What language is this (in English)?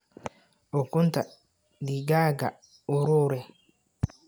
Somali